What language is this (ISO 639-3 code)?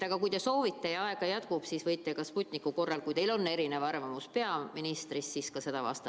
est